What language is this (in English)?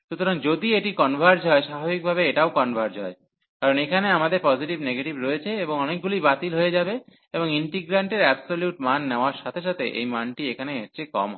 Bangla